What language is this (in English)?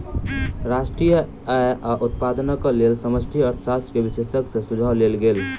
Maithili